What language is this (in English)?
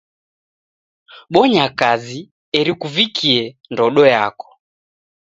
Taita